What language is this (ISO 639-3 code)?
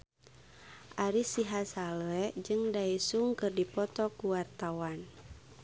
sun